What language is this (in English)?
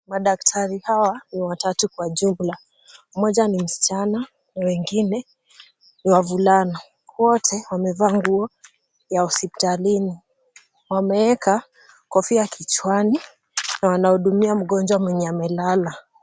Swahili